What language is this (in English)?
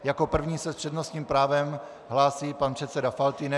Czech